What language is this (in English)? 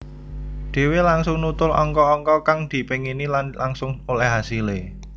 Javanese